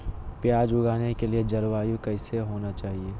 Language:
Magahi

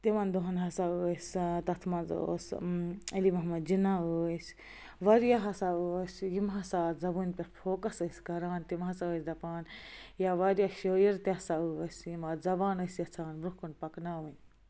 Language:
Kashmiri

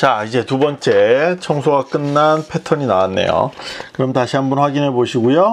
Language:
Korean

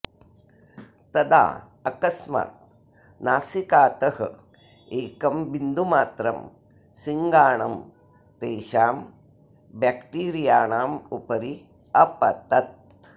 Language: Sanskrit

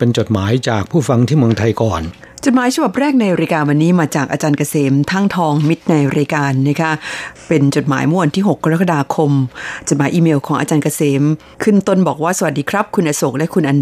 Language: Thai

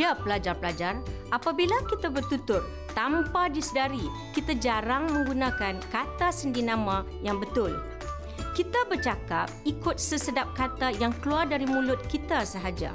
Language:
Malay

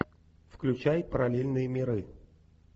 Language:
Russian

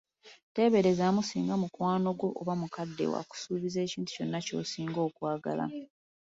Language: Ganda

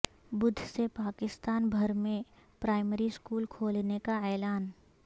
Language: Urdu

